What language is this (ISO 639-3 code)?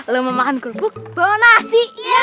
ind